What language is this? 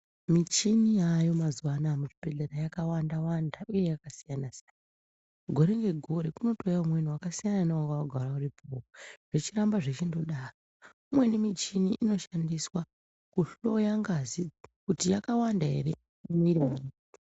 Ndau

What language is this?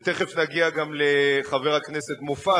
Hebrew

